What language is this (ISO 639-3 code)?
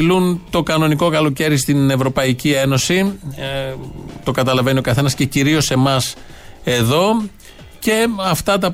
ell